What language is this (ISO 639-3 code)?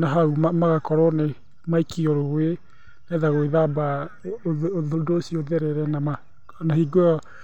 kik